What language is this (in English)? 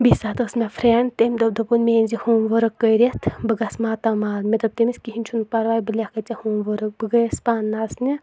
Kashmiri